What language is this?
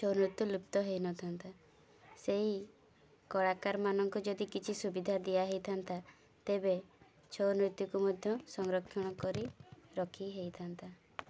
Odia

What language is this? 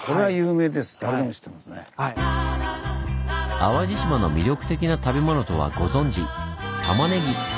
Japanese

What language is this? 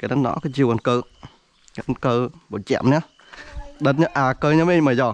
Vietnamese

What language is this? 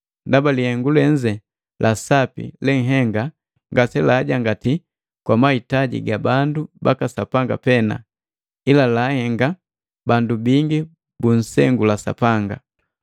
Matengo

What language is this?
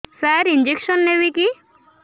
Odia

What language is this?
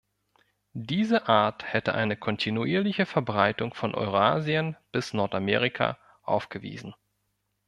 German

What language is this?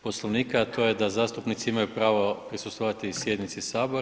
Croatian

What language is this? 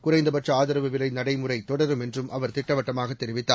Tamil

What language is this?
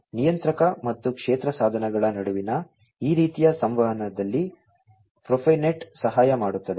Kannada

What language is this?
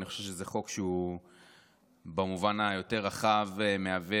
Hebrew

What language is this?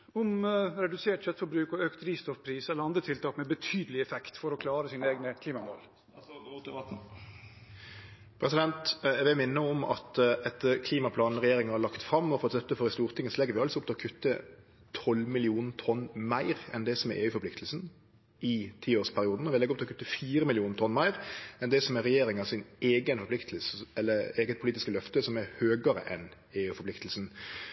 Norwegian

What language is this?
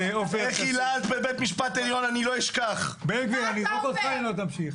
Hebrew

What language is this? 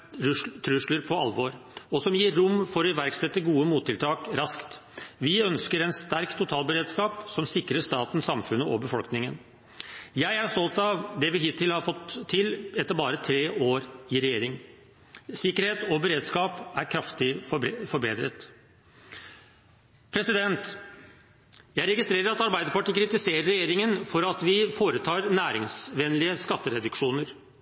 Norwegian Bokmål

